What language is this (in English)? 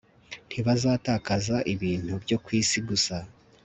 Kinyarwanda